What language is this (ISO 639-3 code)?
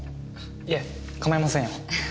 jpn